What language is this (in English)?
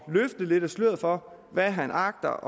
Danish